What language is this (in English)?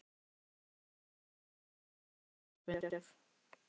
Icelandic